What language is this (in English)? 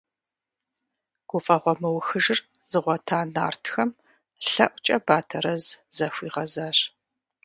Kabardian